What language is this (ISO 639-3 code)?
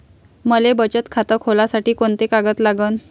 mar